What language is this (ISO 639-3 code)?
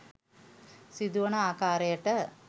sin